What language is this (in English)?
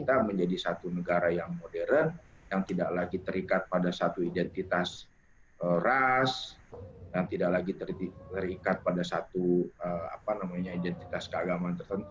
Indonesian